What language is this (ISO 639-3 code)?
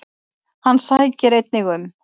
isl